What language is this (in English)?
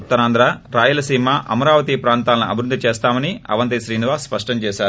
Telugu